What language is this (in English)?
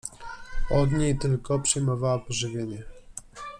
Polish